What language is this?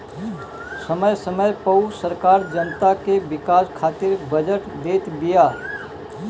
Bhojpuri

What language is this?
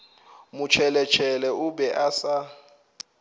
Northern Sotho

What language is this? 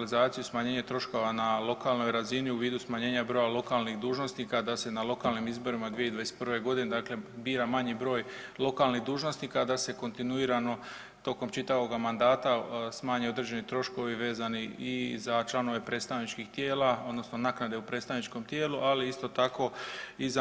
Croatian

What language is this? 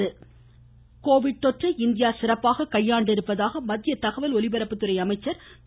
Tamil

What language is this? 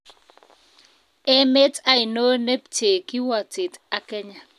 Kalenjin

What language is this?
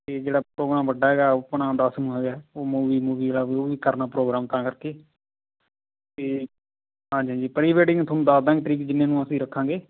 Punjabi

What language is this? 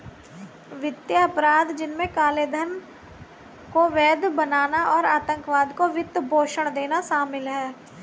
Hindi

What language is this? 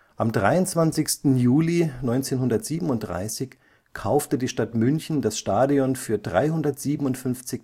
German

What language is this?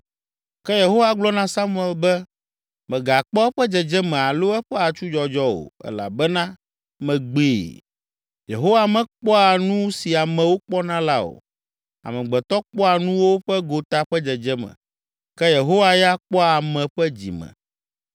Ewe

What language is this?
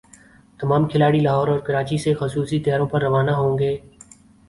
Urdu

